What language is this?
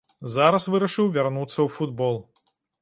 Belarusian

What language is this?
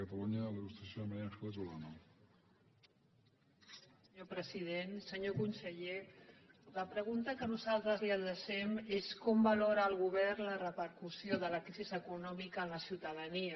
Catalan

